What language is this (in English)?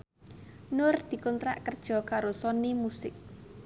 Javanese